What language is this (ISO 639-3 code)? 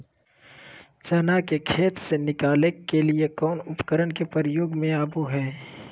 mag